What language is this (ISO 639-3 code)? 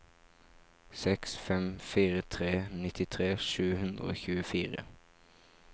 nor